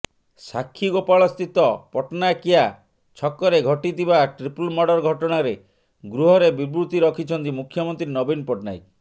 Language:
Odia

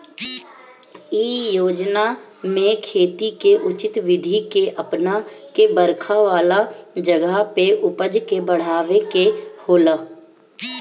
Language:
Bhojpuri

